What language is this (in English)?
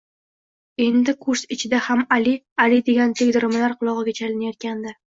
Uzbek